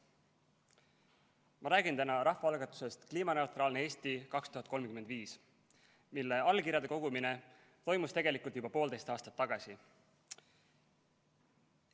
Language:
Estonian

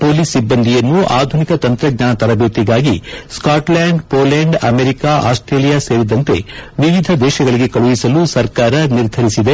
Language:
Kannada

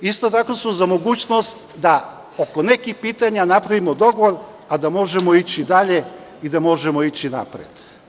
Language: Serbian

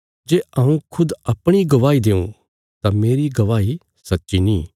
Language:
Bilaspuri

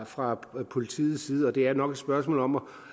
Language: Danish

